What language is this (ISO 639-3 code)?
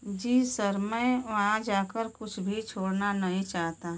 hin